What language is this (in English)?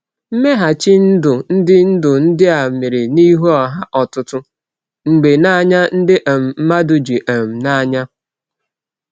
Igbo